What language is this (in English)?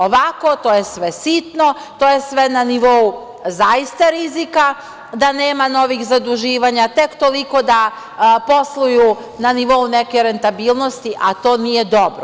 Serbian